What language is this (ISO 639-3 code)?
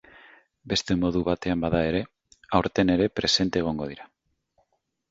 eus